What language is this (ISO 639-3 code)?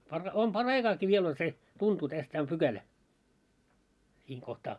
fin